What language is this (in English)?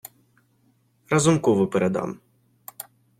Ukrainian